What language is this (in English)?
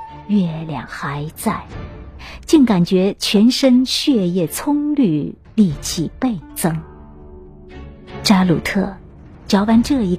Chinese